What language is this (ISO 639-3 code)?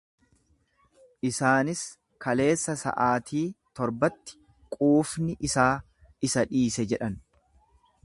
orm